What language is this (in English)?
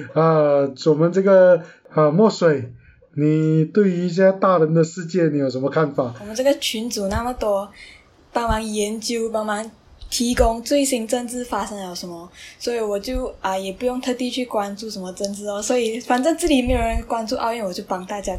Chinese